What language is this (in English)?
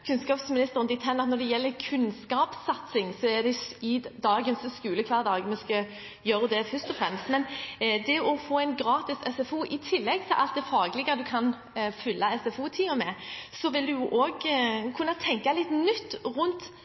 Norwegian Bokmål